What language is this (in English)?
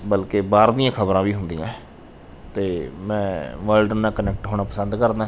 Punjabi